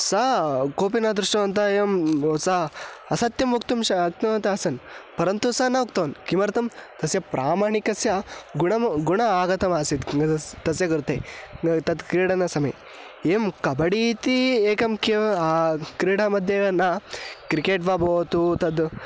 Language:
Sanskrit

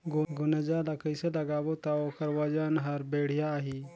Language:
Chhattisgarhi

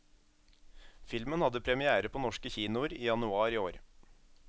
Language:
Norwegian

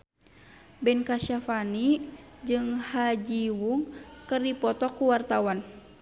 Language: Sundanese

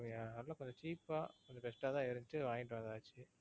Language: Tamil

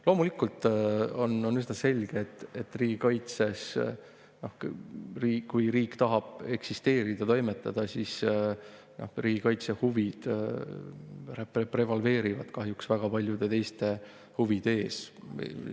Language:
Estonian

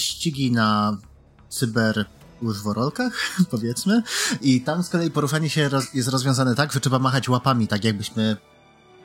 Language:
Polish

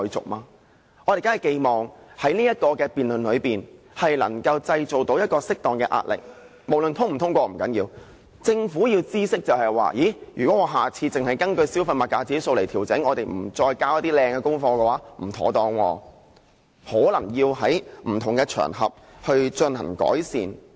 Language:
Cantonese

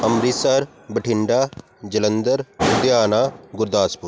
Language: Punjabi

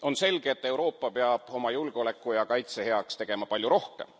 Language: Estonian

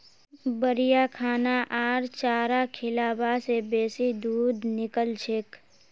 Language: Magahi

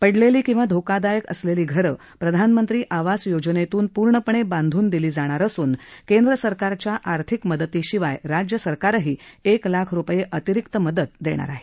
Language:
Marathi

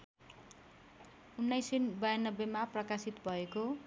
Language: Nepali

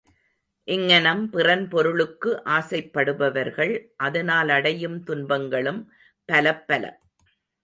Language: Tamil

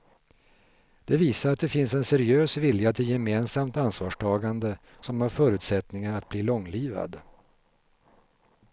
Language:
Swedish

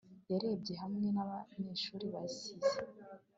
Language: Kinyarwanda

